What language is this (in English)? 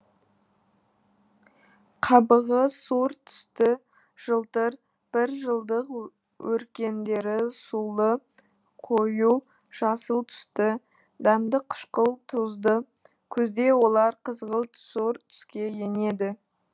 Kazakh